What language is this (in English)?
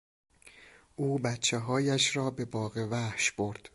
Persian